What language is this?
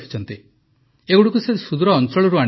Odia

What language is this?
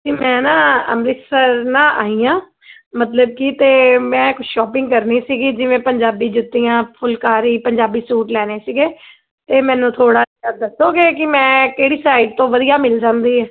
Punjabi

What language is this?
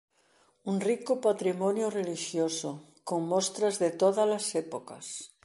Galician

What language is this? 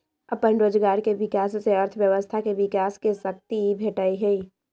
Magahi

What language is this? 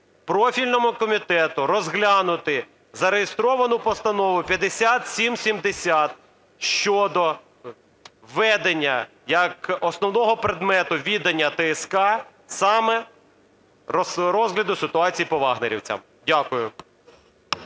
Ukrainian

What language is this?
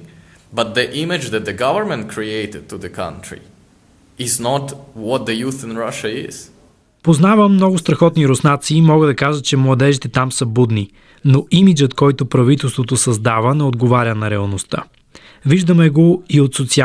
Bulgarian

